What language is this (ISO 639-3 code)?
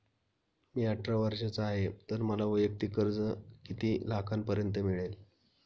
mar